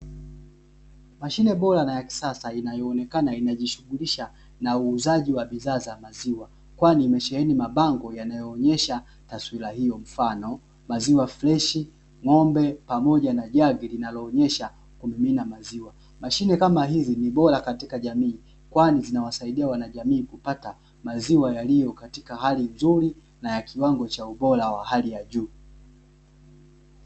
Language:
Swahili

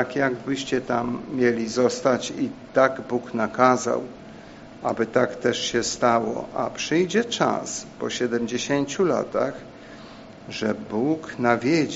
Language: Polish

